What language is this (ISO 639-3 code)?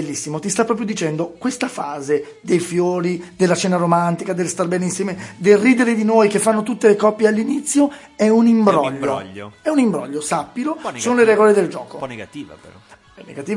ita